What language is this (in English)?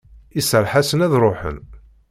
Kabyle